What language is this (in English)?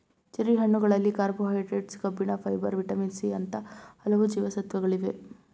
Kannada